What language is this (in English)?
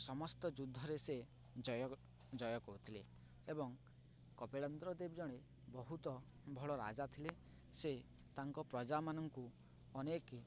Odia